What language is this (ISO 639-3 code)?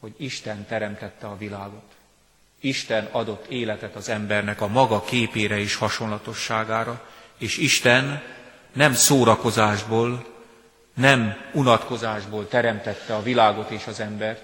hun